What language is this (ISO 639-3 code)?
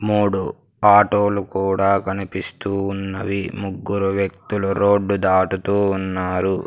tel